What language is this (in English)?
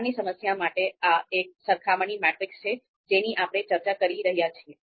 Gujarati